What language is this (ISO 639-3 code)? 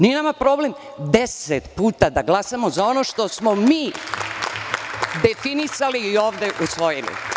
srp